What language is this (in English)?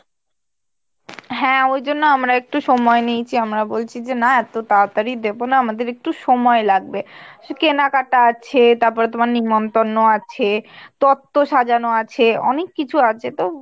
Bangla